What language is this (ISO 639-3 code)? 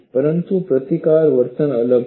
guj